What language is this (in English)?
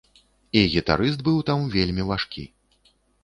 Belarusian